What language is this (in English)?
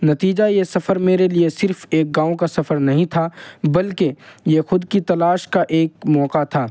Urdu